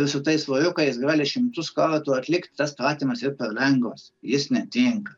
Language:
Lithuanian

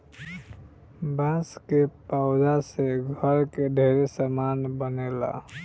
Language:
Bhojpuri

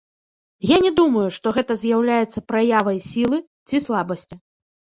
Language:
Belarusian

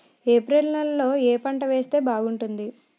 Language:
Telugu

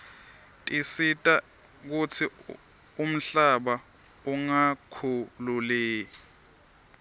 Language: Swati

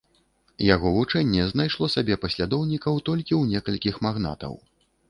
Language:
Belarusian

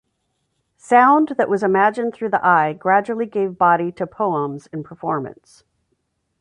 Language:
English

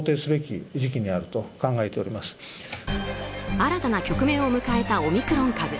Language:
Japanese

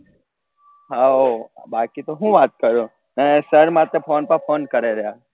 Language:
Gujarati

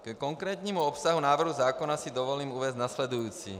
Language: Czech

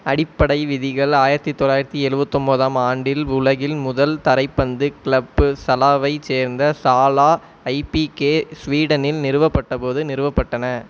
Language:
Tamil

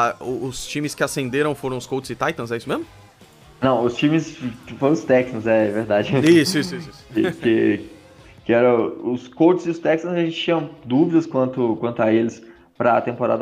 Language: Portuguese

